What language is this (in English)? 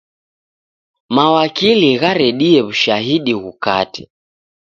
Taita